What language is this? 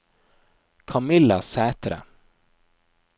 Norwegian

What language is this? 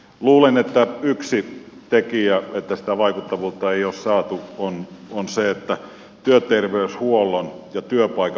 Finnish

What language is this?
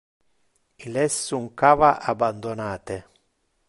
Interlingua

